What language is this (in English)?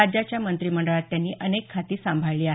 Marathi